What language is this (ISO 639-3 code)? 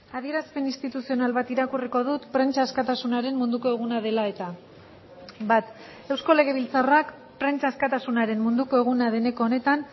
eus